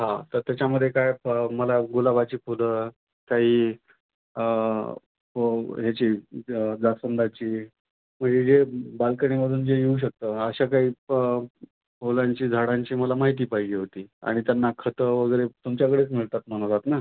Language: Marathi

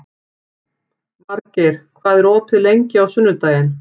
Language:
Icelandic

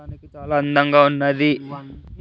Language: Telugu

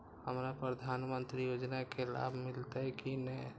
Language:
Maithili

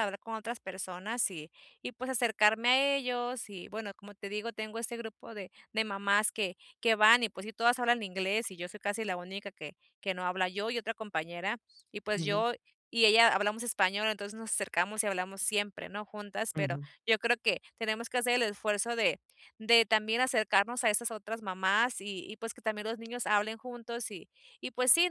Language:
Spanish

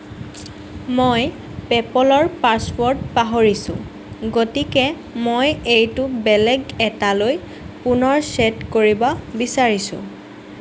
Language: Assamese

